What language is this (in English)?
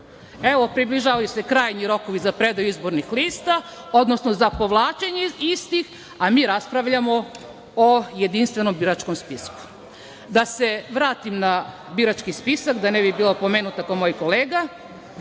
Serbian